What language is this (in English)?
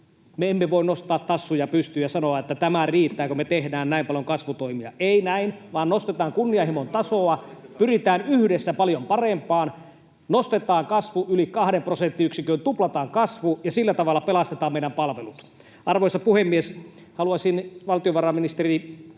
Finnish